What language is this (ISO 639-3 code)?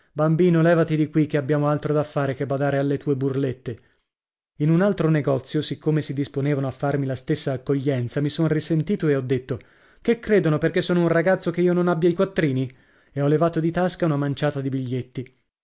ita